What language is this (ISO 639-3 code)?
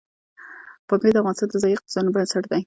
pus